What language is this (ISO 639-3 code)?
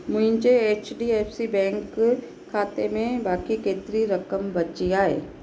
snd